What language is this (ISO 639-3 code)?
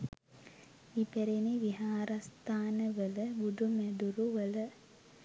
sin